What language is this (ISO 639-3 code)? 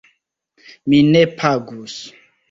epo